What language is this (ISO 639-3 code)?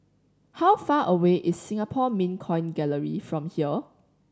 eng